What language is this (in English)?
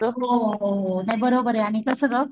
Marathi